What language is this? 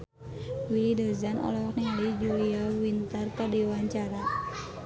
Sundanese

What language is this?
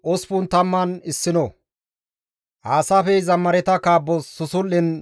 Gamo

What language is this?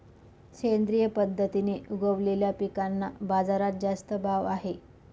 Marathi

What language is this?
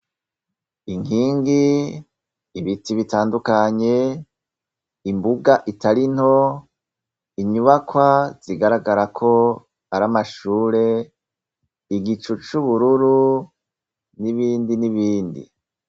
Rundi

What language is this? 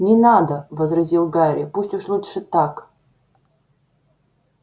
Russian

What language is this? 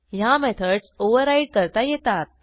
Marathi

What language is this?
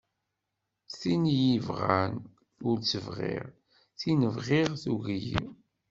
Kabyle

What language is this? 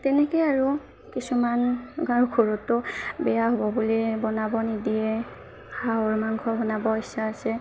Assamese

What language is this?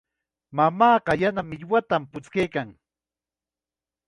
Chiquián Ancash Quechua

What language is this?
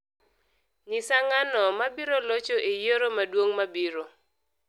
Luo (Kenya and Tanzania)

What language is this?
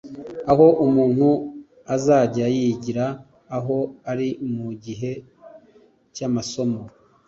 Kinyarwanda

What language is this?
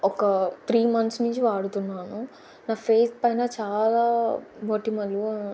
Telugu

